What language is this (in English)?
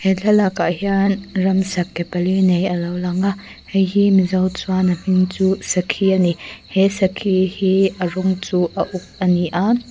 Mizo